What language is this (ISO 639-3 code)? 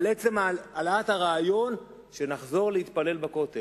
heb